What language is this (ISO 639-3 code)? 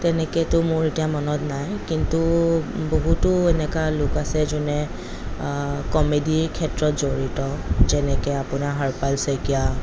asm